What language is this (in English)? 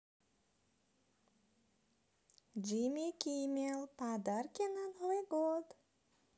Russian